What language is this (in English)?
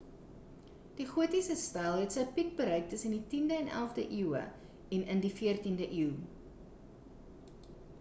Afrikaans